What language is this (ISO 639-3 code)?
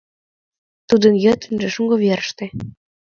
chm